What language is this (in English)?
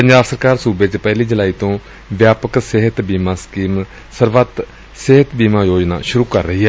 Punjabi